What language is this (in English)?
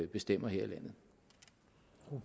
Danish